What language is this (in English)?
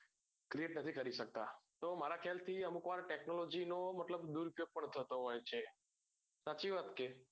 Gujarati